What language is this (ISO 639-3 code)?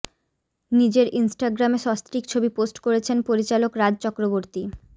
ben